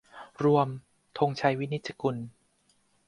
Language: Thai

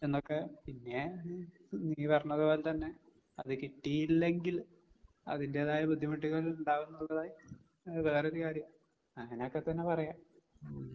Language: Malayalam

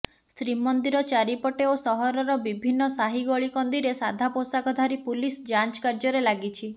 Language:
Odia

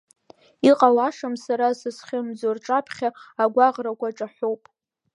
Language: Abkhazian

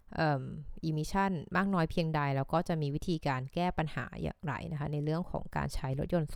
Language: Thai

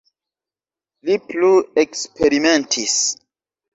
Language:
Esperanto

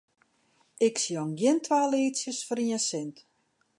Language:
Western Frisian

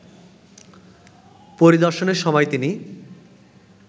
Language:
Bangla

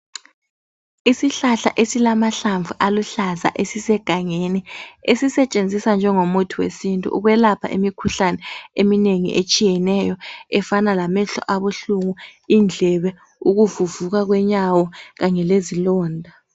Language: North Ndebele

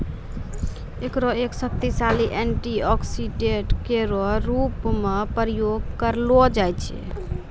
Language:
Maithili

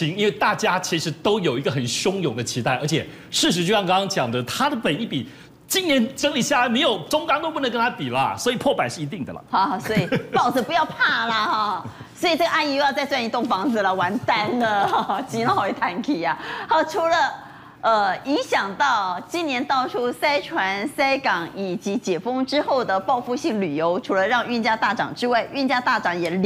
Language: Chinese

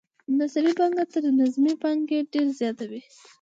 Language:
Pashto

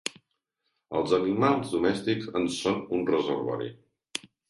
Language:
Catalan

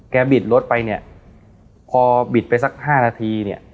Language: Thai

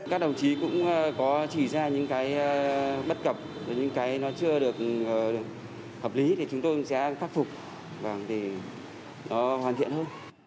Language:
Vietnamese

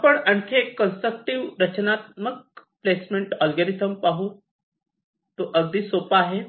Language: Marathi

